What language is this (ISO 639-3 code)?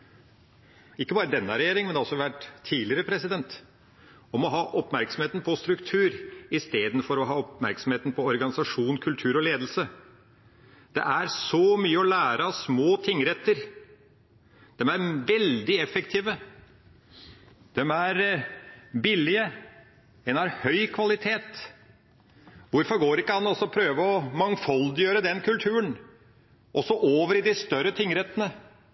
nob